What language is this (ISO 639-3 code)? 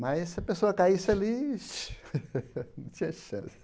por